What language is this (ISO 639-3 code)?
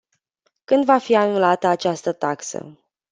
ron